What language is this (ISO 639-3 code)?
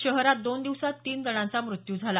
mar